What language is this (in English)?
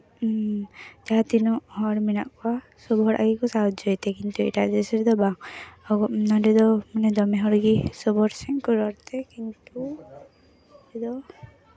Santali